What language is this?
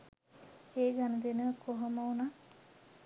Sinhala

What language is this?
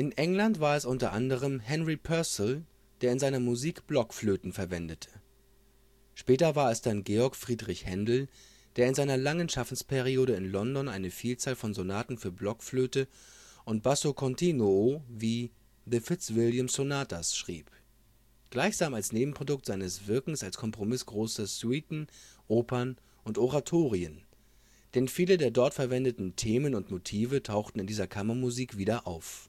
German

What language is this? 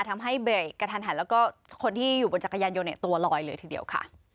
Thai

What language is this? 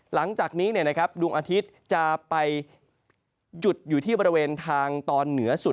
Thai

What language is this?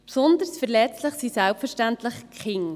Swiss German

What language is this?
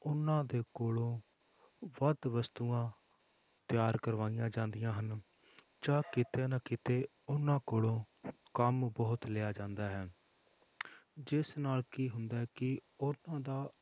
Punjabi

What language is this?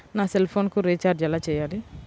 Telugu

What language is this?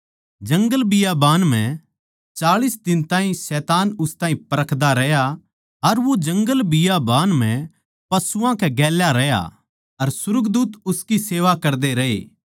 Haryanvi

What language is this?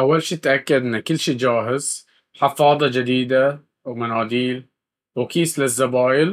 Baharna Arabic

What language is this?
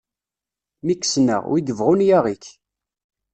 Kabyle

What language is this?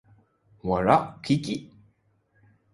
Thai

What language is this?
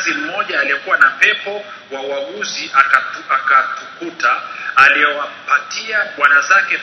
Swahili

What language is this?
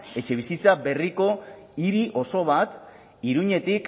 Basque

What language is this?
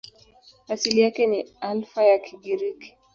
Swahili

